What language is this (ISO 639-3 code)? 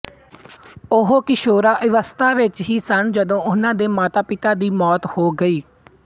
pan